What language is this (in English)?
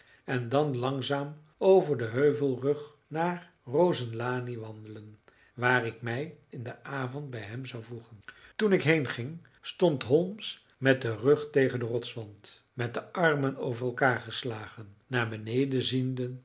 Dutch